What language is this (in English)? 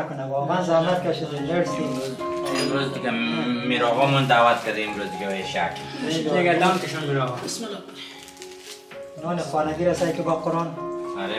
Persian